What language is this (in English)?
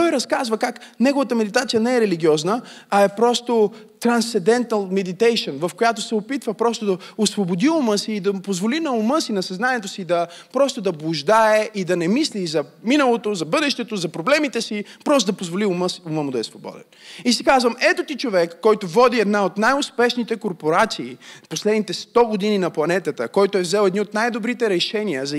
Bulgarian